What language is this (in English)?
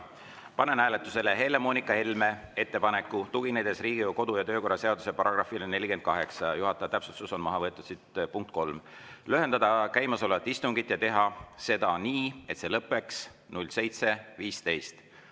Estonian